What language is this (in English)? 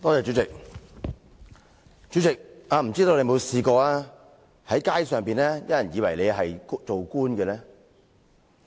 Cantonese